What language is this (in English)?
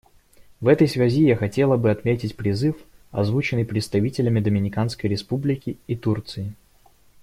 Russian